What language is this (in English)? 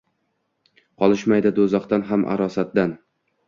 Uzbek